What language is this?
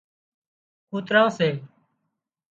Wadiyara Koli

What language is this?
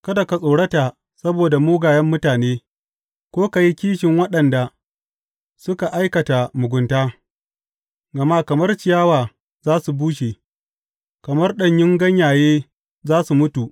Hausa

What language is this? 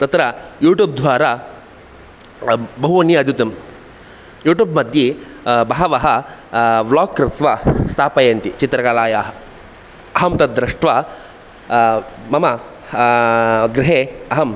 Sanskrit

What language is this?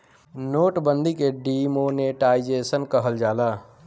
Bhojpuri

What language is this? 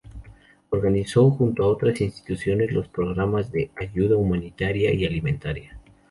Spanish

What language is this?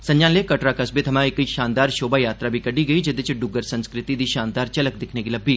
Dogri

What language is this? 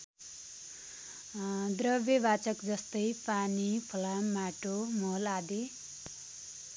Nepali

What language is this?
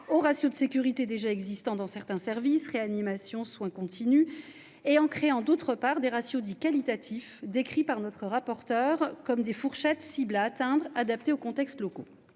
French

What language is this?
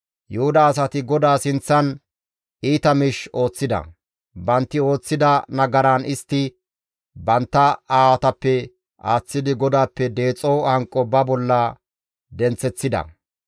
Gamo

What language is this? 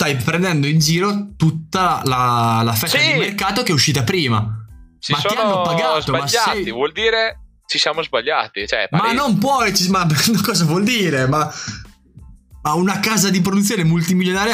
Italian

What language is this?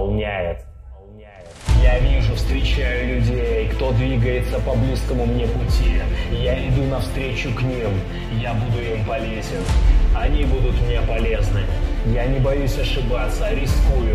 Russian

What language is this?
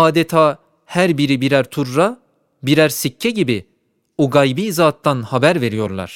Turkish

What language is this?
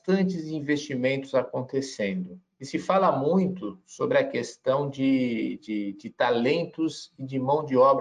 Portuguese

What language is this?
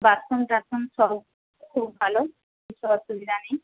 Bangla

